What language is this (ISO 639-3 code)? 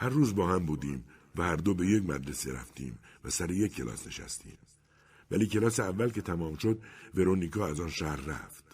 fas